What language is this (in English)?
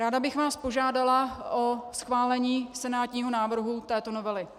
Czech